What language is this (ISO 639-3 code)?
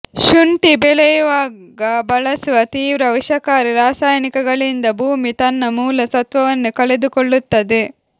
kan